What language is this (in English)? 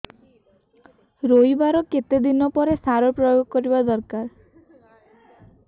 Odia